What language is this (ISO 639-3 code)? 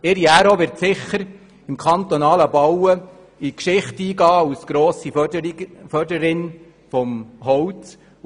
gsw